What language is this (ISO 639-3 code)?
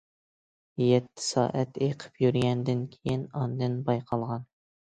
uig